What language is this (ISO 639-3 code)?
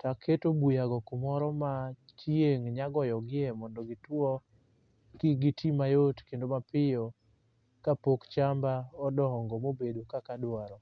luo